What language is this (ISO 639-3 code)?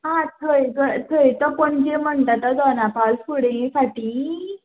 kok